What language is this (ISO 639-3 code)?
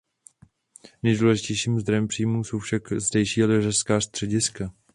ces